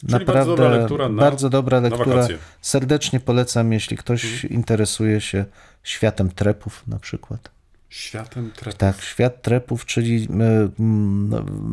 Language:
Polish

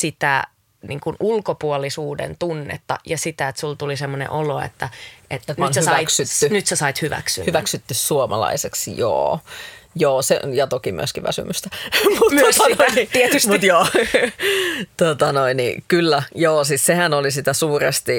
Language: Finnish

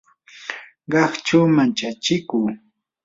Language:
Yanahuanca Pasco Quechua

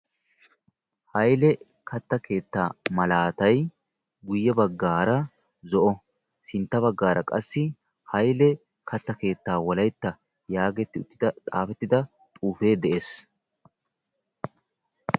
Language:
Wolaytta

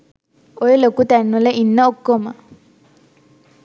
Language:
Sinhala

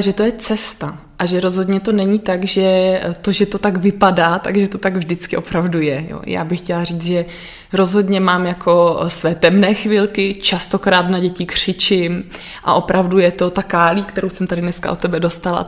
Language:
Czech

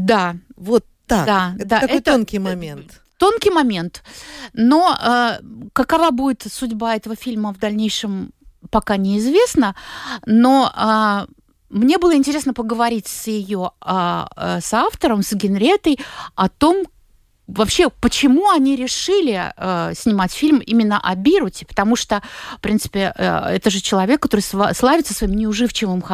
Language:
Russian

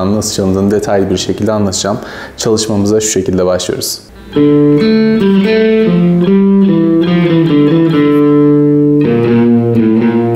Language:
Turkish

